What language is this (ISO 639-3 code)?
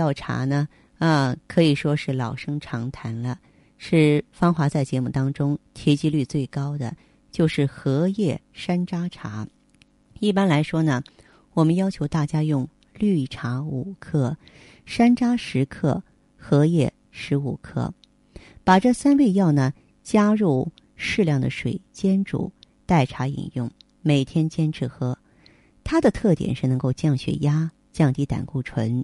zho